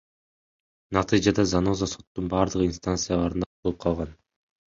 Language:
Kyrgyz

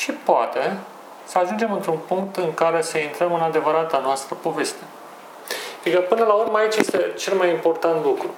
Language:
Romanian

